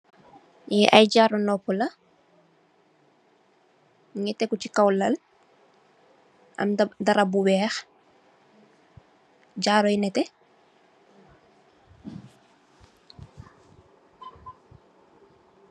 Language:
Wolof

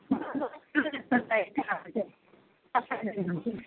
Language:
Nepali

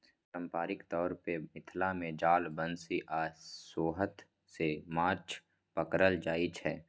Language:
Maithili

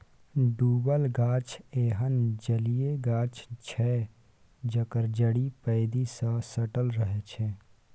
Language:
Maithili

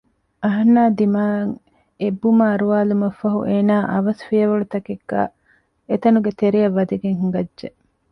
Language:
Divehi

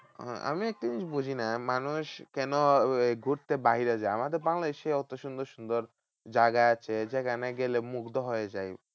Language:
Bangla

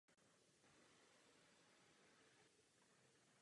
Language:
Czech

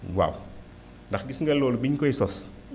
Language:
Wolof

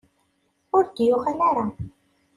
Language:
Kabyle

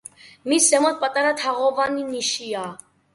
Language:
Georgian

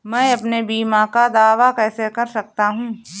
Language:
Hindi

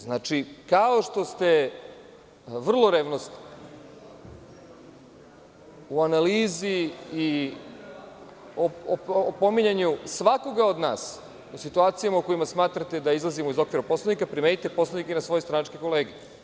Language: Serbian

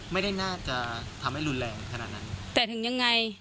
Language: Thai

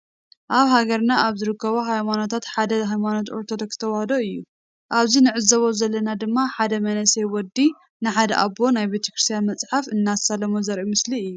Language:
Tigrinya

